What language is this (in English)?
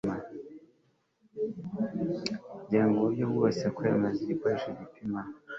Kinyarwanda